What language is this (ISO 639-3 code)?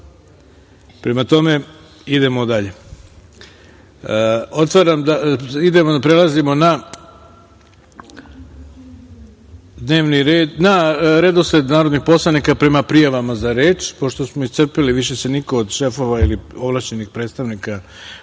srp